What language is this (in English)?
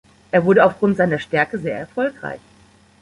German